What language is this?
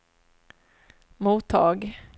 Swedish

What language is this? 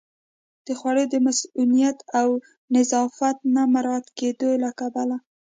Pashto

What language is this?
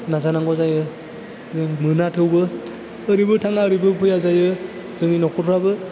Bodo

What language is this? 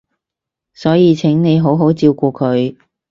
Cantonese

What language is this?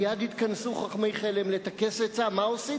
Hebrew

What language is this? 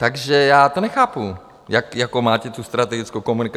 Czech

